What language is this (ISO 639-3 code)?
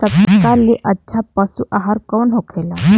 bho